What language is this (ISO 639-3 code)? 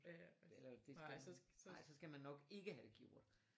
dan